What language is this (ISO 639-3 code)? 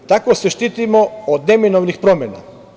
srp